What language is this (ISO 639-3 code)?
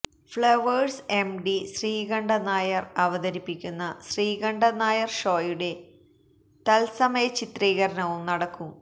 mal